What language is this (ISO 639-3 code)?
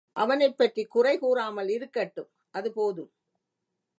tam